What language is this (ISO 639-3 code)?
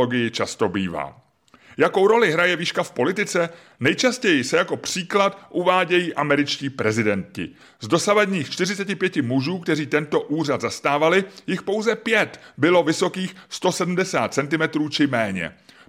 ces